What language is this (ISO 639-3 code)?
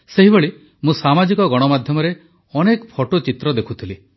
ori